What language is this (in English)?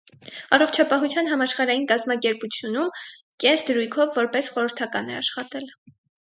Armenian